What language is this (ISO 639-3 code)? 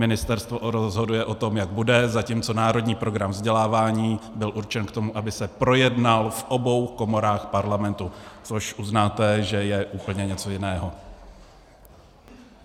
ces